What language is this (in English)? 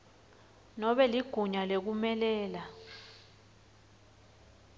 Swati